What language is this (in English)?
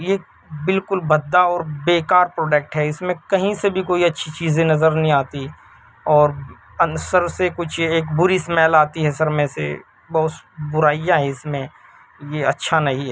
Urdu